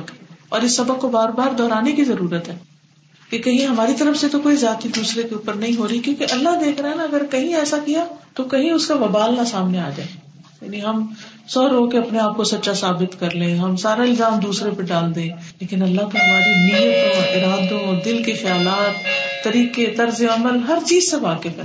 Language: Urdu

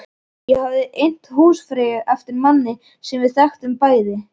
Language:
Icelandic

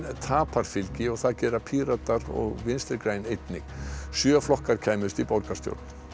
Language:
Icelandic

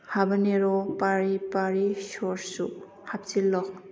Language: Manipuri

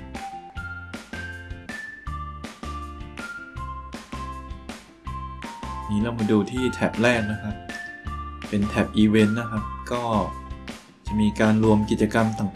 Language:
Thai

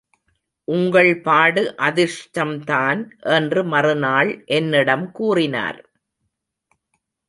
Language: Tamil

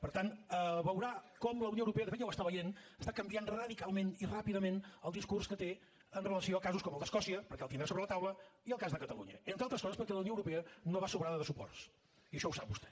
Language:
Catalan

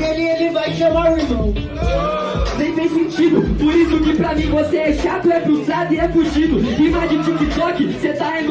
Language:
Portuguese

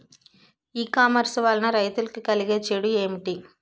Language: Telugu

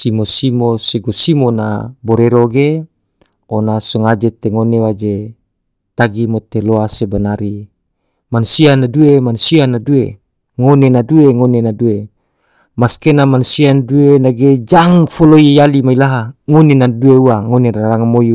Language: Tidore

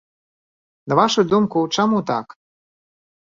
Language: Belarusian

